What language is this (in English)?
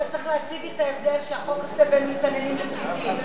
Hebrew